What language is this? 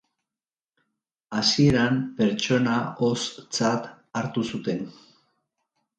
Basque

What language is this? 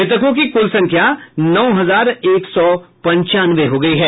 Hindi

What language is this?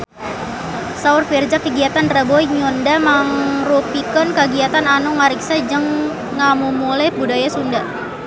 Sundanese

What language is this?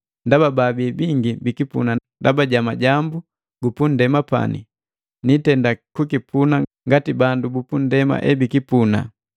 Matengo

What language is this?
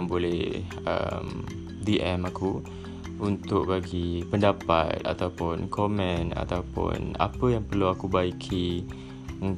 Malay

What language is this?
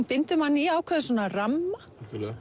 Icelandic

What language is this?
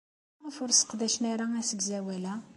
Kabyle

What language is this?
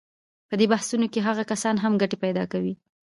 Pashto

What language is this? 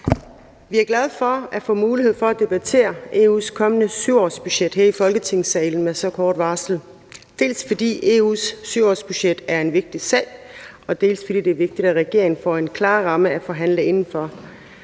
Danish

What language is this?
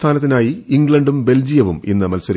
Malayalam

